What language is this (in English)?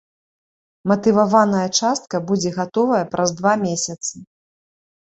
Belarusian